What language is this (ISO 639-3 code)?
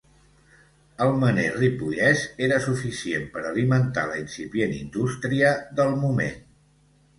cat